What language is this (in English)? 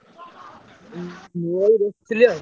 Odia